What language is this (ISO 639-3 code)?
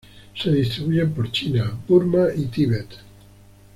spa